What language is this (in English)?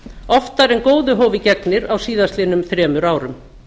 Icelandic